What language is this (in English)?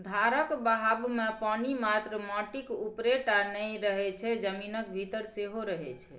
Maithili